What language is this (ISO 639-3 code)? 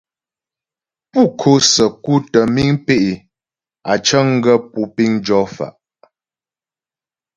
bbj